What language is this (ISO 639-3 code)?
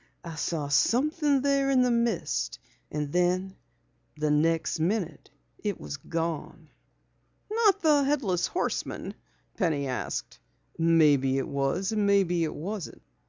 eng